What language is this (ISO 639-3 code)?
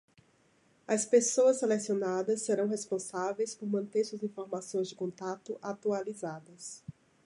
por